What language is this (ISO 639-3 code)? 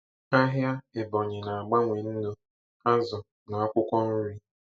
ibo